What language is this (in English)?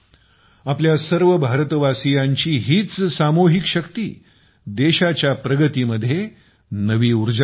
Marathi